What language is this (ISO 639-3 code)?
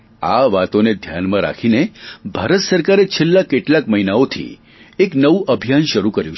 guj